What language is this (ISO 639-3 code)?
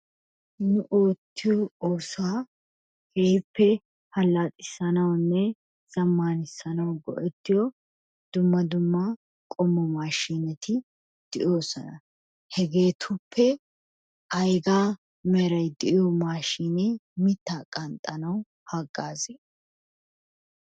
wal